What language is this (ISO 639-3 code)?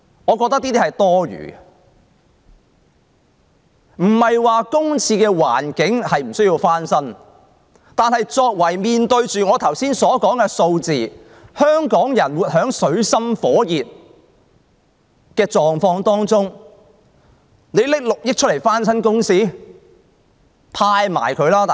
yue